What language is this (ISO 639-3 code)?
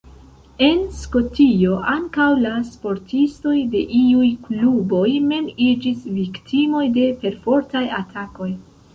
epo